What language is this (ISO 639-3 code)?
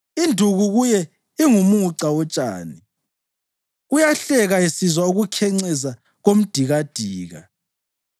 nde